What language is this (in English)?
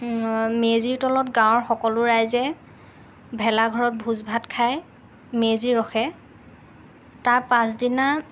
Assamese